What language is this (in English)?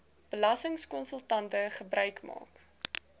Afrikaans